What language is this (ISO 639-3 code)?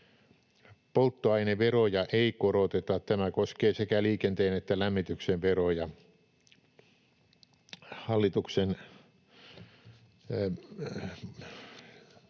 fin